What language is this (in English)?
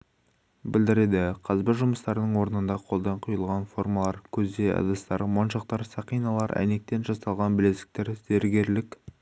Kazakh